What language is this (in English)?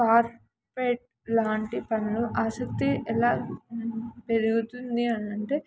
Telugu